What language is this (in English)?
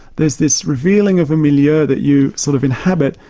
English